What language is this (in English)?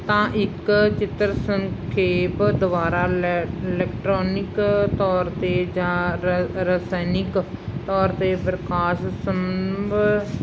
Punjabi